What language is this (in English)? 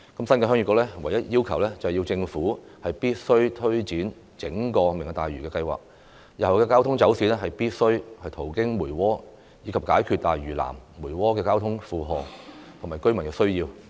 Cantonese